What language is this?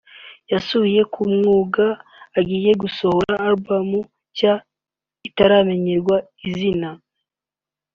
Kinyarwanda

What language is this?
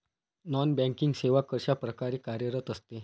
Marathi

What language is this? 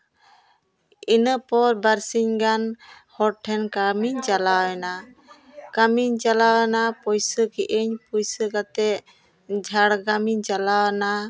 Santali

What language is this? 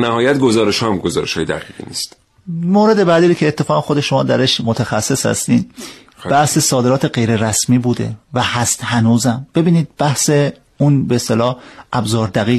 Persian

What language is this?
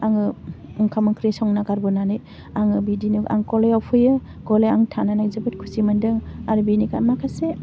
Bodo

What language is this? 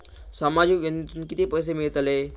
Marathi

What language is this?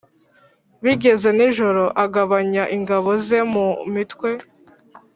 Kinyarwanda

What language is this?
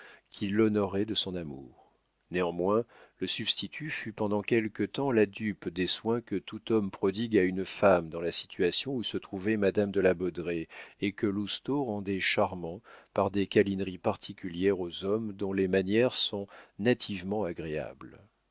French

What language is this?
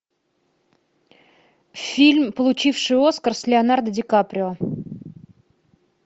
Russian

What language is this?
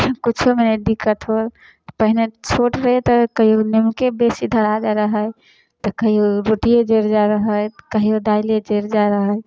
Maithili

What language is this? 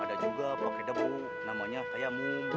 Indonesian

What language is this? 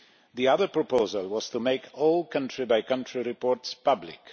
English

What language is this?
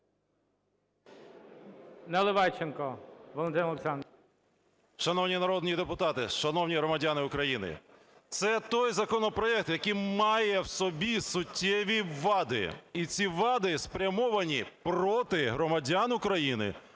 Ukrainian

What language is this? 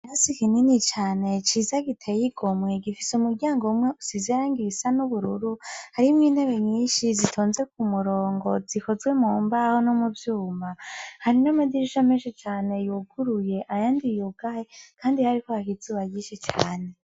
Rundi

